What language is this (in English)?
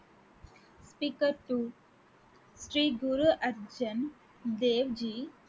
Tamil